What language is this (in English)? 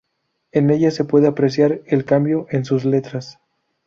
Spanish